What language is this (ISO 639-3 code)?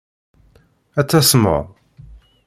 kab